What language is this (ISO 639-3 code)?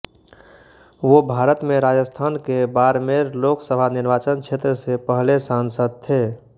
hin